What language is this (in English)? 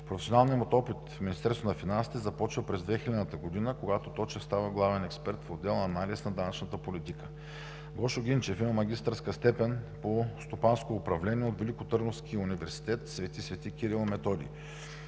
Bulgarian